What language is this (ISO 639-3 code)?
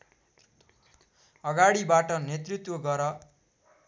nep